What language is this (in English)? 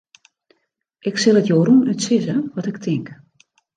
Western Frisian